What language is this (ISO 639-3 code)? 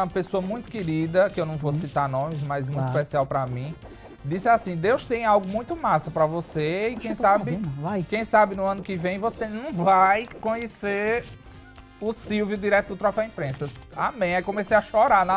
por